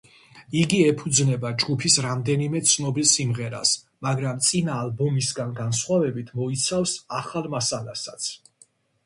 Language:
Georgian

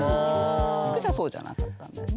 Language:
Japanese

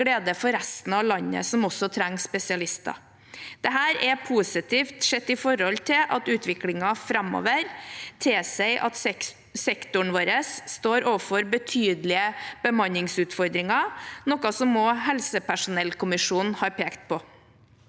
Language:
Norwegian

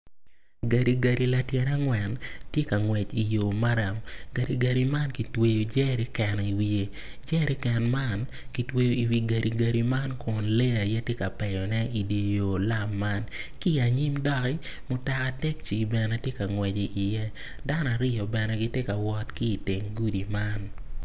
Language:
Acoli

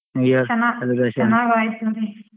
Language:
Kannada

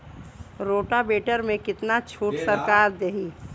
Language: Bhojpuri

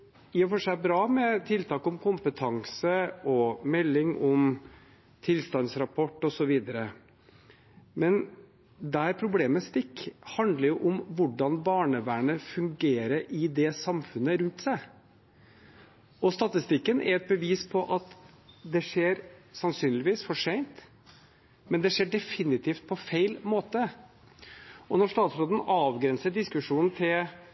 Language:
Norwegian Bokmål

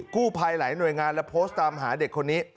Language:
Thai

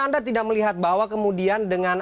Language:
Indonesian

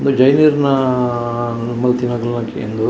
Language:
Tulu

